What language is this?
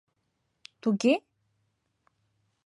Mari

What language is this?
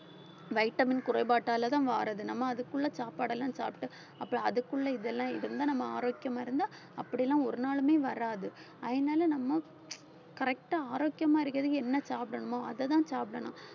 Tamil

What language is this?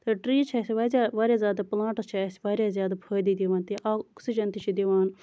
Kashmiri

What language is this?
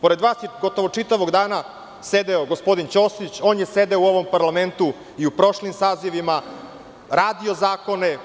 Serbian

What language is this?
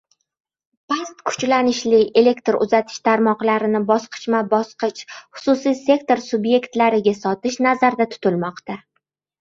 Uzbek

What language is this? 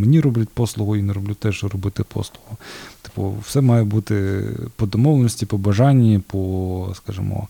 Ukrainian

